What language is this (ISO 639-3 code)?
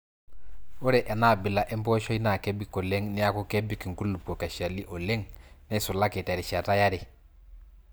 mas